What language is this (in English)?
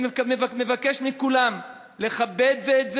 Hebrew